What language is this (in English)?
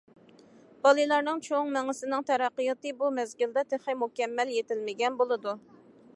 Uyghur